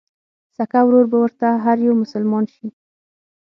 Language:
Pashto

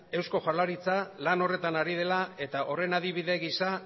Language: Basque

